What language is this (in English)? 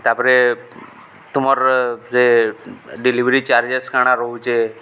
Odia